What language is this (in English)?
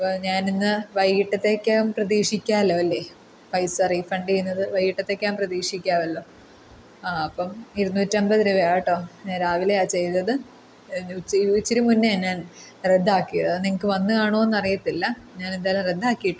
Malayalam